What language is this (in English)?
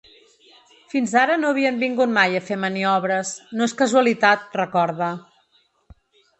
Catalan